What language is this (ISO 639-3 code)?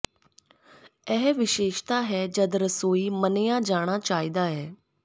pan